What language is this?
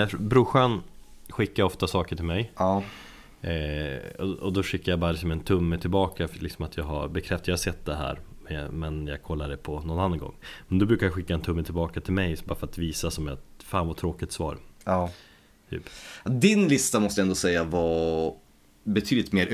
Swedish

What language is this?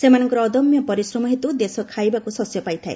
Odia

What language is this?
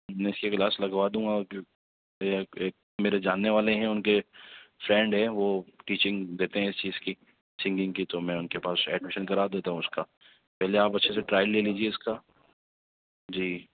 Urdu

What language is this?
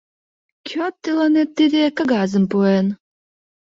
Mari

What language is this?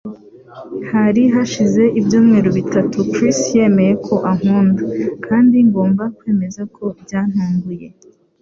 Kinyarwanda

